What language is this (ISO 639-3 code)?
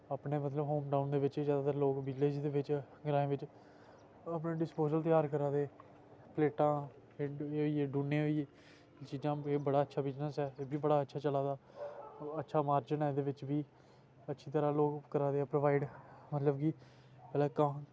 doi